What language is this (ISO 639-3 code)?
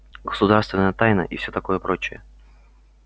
rus